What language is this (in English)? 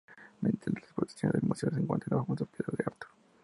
Spanish